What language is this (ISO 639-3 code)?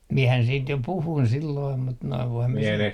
fin